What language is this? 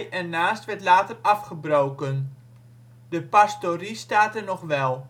Dutch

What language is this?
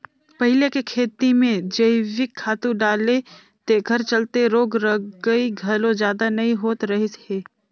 Chhattisgarhi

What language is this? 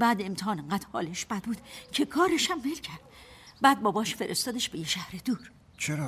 Persian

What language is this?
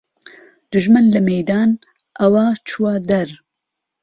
Central Kurdish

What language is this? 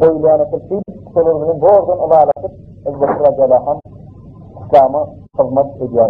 Turkish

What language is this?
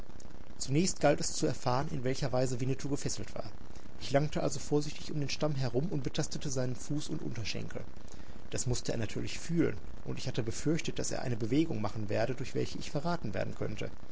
German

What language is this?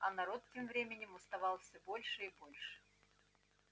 Russian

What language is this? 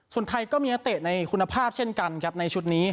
Thai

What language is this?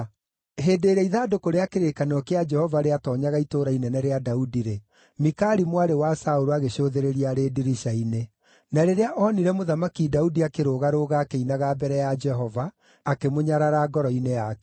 Kikuyu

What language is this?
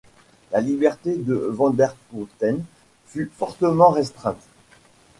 French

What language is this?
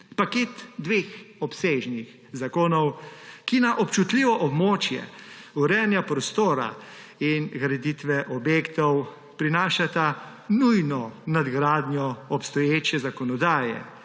Slovenian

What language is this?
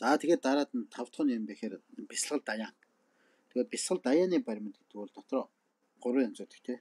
Turkish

